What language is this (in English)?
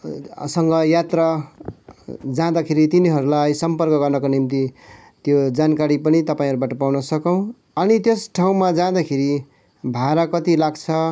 Nepali